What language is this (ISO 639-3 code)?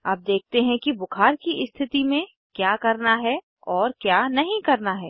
hin